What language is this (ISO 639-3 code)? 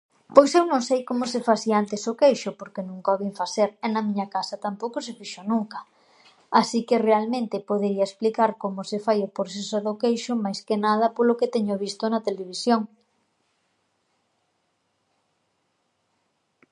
glg